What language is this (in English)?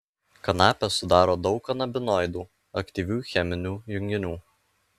Lithuanian